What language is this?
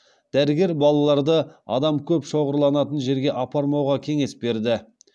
Kazakh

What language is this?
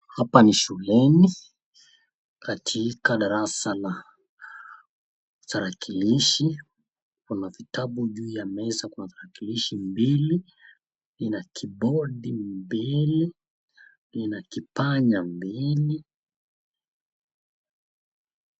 Swahili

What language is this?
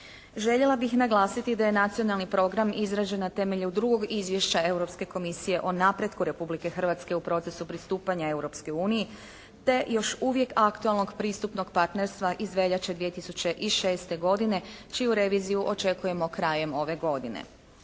Croatian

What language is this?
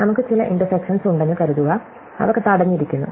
Malayalam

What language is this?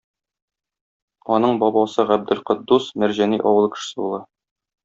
Tatar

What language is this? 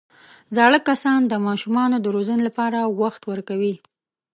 Pashto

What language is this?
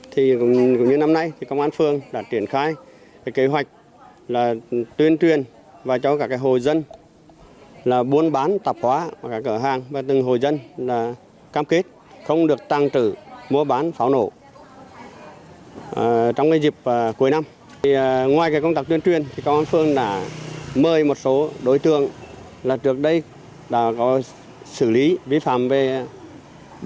Vietnamese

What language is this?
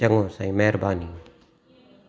Sindhi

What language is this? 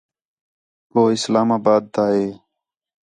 Khetrani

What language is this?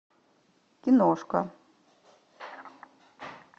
Russian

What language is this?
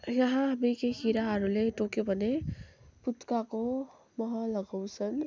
Nepali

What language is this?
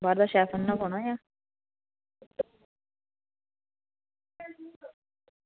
Dogri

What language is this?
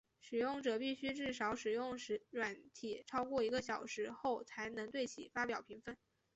Chinese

